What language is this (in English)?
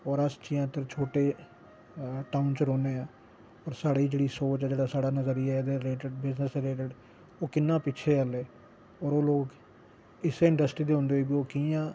Dogri